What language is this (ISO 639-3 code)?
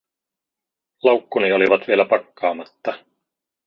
fin